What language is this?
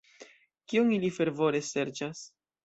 Esperanto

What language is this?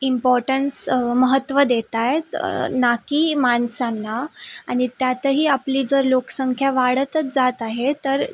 Marathi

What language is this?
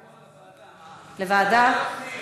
Hebrew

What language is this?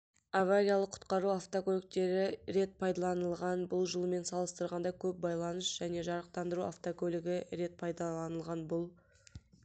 Kazakh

